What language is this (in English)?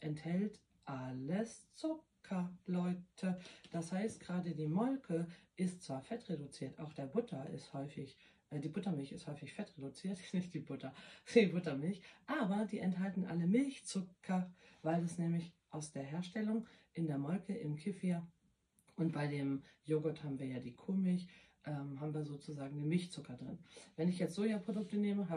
German